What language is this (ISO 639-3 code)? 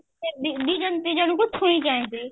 ori